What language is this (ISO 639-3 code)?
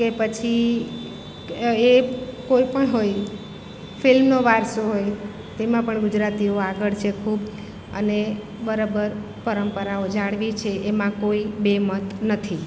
guj